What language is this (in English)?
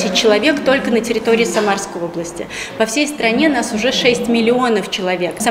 Russian